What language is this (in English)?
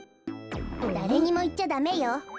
Japanese